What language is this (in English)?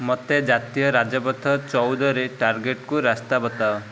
Odia